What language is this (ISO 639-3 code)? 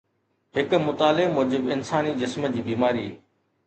snd